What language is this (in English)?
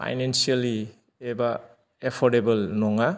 Bodo